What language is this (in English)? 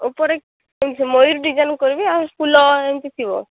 Odia